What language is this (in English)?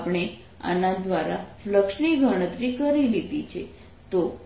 Gujarati